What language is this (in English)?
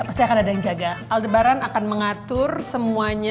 Indonesian